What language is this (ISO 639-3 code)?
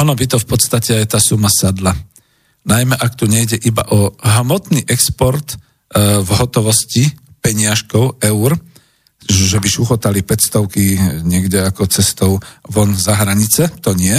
slk